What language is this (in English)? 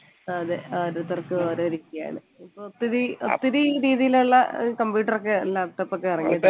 Malayalam